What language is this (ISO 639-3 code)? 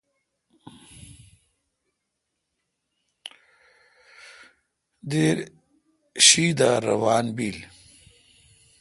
xka